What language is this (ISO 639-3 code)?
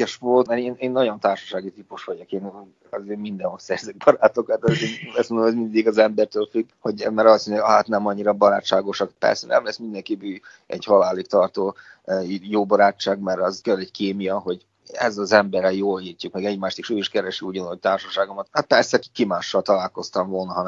hun